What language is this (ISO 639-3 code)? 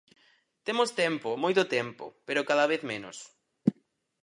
glg